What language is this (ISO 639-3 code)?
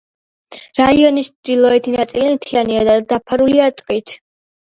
kat